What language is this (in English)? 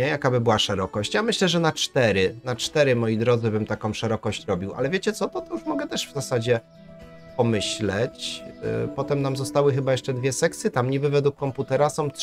Polish